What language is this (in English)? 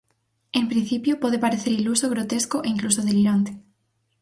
Galician